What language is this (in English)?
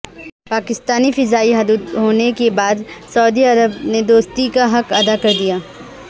Urdu